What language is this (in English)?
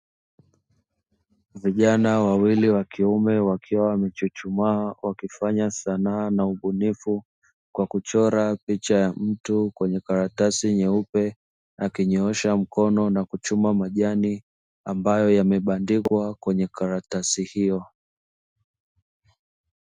Swahili